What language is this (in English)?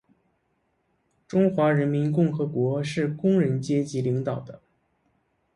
Chinese